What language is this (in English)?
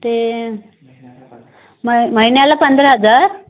Marathi